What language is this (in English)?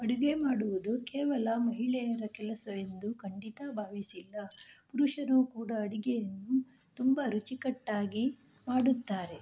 Kannada